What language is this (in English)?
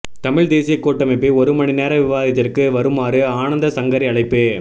Tamil